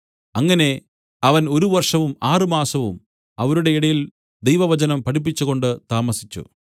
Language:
Malayalam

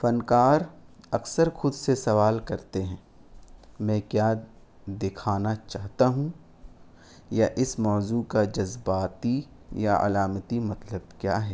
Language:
Urdu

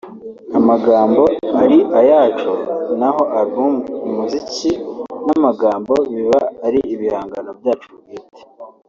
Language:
Kinyarwanda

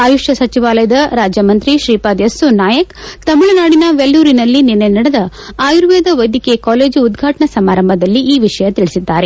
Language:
Kannada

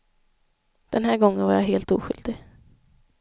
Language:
Swedish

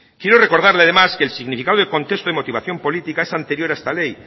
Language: Spanish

